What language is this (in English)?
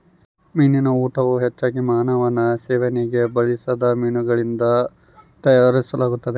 Kannada